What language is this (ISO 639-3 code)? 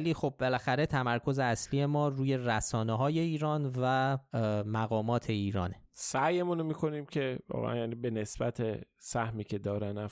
fas